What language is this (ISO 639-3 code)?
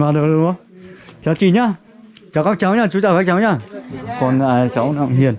vie